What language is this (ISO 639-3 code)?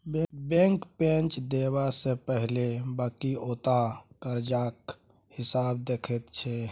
mai